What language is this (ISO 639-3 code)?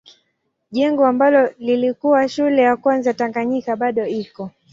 swa